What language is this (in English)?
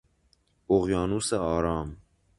Persian